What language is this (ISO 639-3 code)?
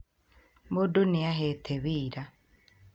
kik